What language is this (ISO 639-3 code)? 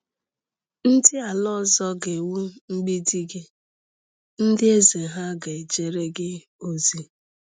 ibo